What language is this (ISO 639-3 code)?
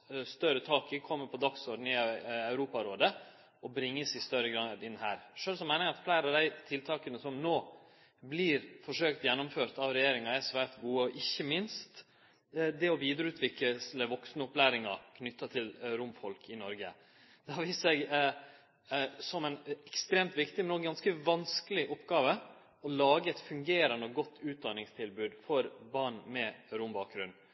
nno